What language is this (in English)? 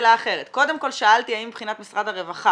Hebrew